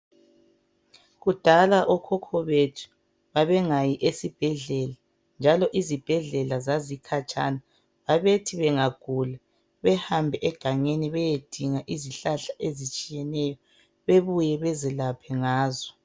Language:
North Ndebele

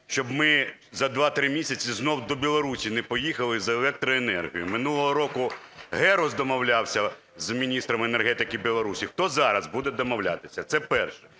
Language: Ukrainian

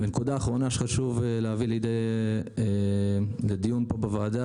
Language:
Hebrew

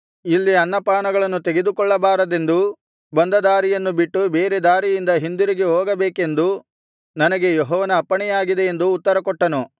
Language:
Kannada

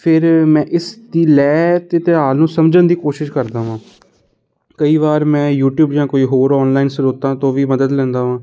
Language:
Punjabi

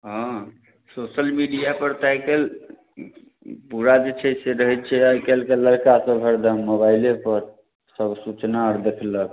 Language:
Maithili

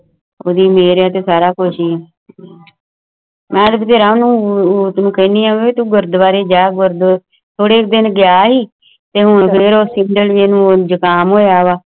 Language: Punjabi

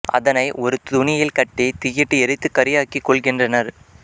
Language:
Tamil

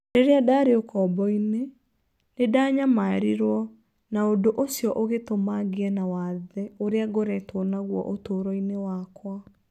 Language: Kikuyu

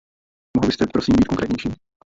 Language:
Czech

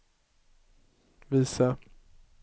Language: Swedish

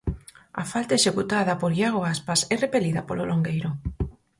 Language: Galician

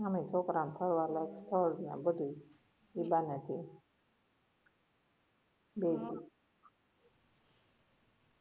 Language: Gujarati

